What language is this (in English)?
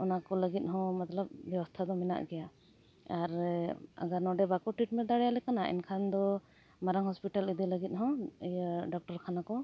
Santali